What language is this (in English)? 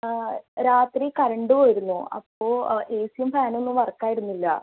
Malayalam